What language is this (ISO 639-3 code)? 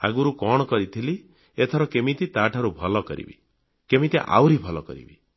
ori